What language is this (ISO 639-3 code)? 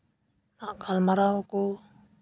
sat